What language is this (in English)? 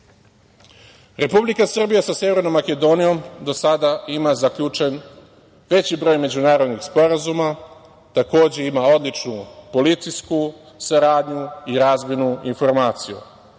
Serbian